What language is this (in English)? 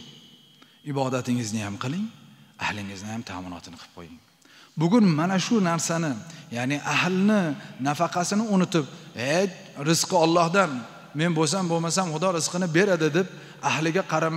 Turkish